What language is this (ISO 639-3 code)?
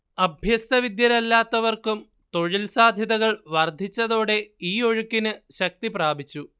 mal